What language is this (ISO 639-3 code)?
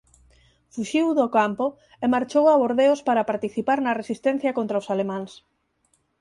glg